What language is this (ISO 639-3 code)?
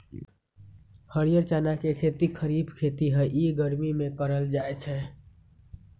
mag